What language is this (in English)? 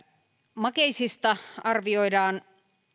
Finnish